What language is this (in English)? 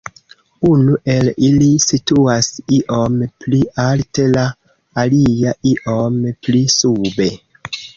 Esperanto